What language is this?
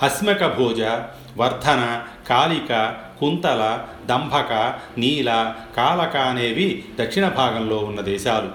Telugu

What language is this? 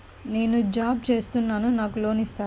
Telugu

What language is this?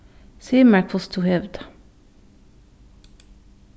Faroese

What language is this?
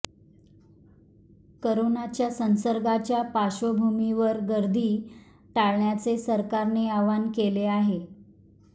Marathi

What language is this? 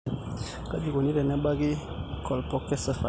Masai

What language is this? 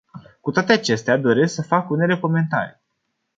Romanian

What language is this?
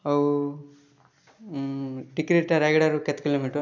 Odia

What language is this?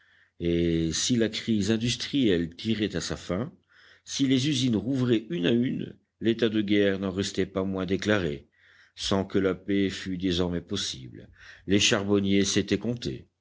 French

